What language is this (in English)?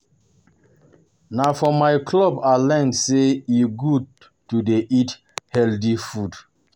Nigerian Pidgin